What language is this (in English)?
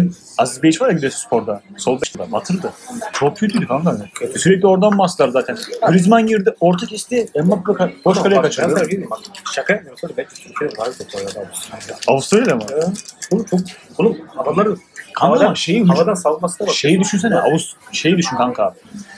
Turkish